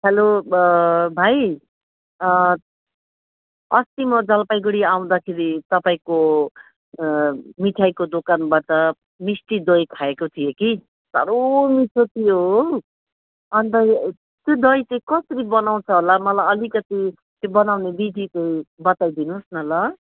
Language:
Nepali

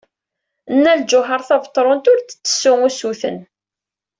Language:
Kabyle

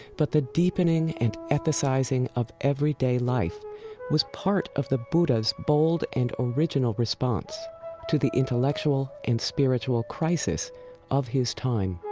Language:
English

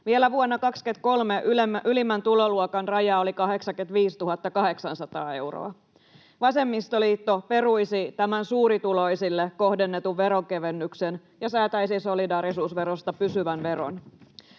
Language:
Finnish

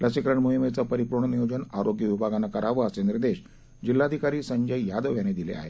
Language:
Marathi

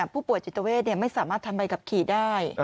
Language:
Thai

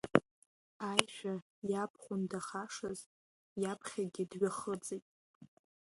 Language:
Abkhazian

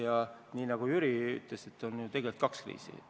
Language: Estonian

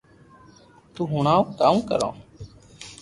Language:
Loarki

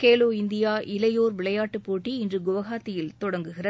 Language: Tamil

